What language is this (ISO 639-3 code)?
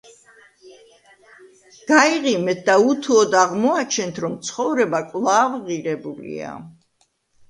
kat